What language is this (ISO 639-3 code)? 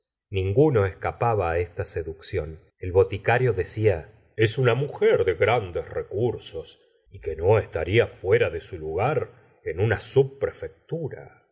spa